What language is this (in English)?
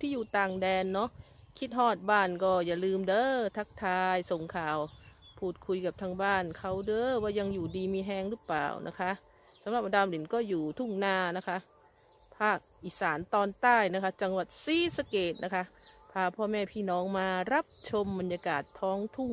Thai